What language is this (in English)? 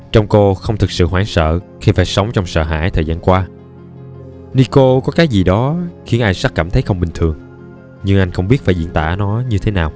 Vietnamese